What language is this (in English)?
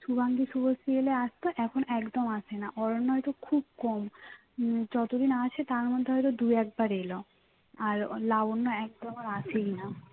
Bangla